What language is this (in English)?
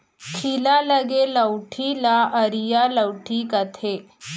Chhattisgarhi